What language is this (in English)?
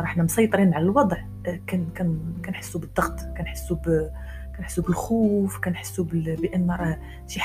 Arabic